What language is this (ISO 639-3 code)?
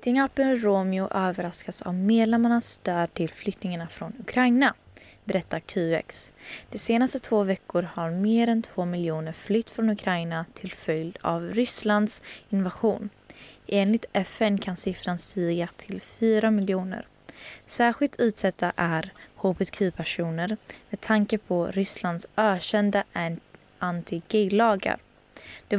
swe